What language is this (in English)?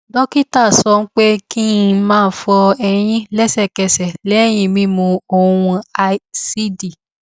Yoruba